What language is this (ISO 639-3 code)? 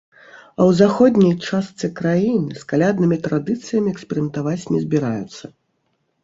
bel